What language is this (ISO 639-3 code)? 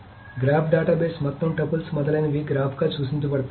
tel